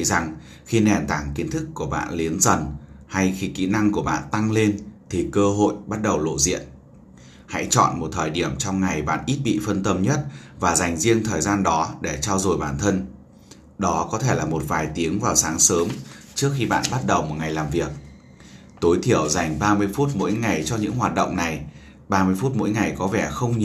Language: Vietnamese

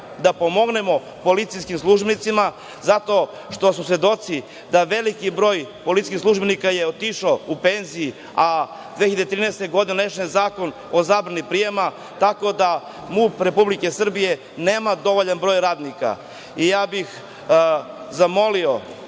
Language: Serbian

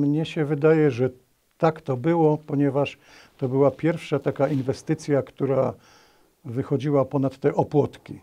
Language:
Polish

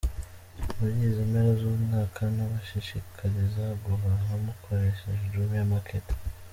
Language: Kinyarwanda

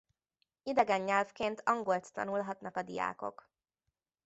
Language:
Hungarian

